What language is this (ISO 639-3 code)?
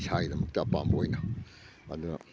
mni